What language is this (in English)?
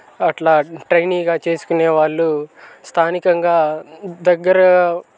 Telugu